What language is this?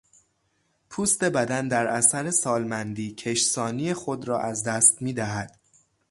Persian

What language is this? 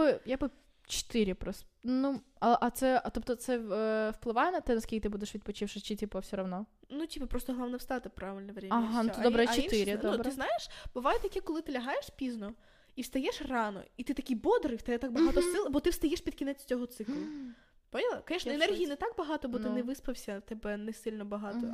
Ukrainian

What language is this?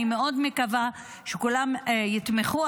Hebrew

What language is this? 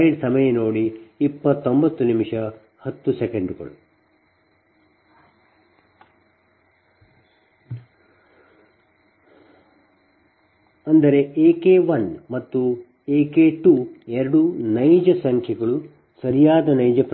Kannada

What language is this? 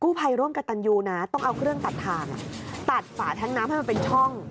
Thai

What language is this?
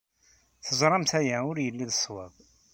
Kabyle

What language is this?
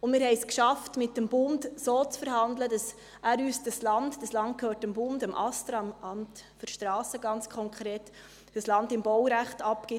Swiss German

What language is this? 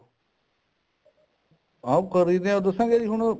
Punjabi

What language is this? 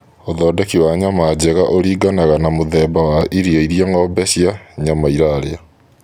Kikuyu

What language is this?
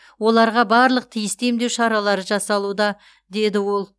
Kazakh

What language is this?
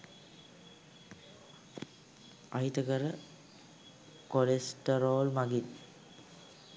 Sinhala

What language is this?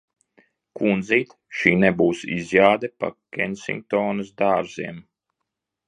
Latvian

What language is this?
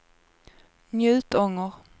Swedish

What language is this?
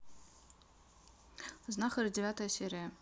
Russian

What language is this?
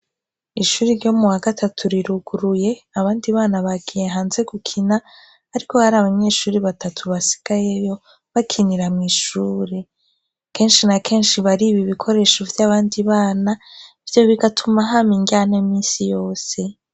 Rundi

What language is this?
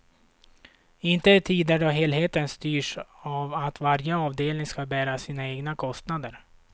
Swedish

